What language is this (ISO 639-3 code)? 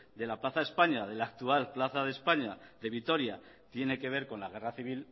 spa